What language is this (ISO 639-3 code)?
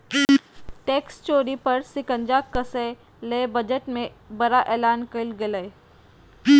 mag